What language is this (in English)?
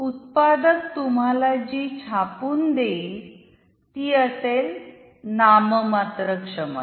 Marathi